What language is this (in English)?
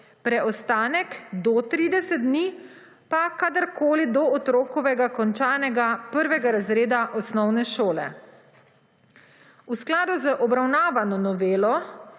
Slovenian